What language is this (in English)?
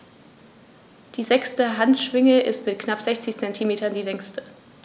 German